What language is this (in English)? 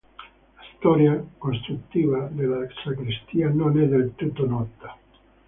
Italian